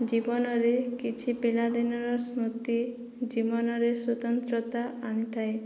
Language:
Odia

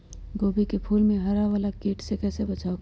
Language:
Magahi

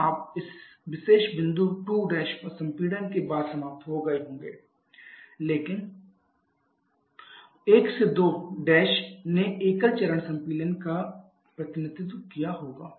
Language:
Hindi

